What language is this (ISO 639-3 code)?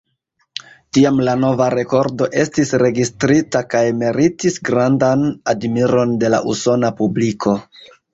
epo